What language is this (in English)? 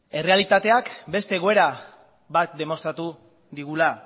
Basque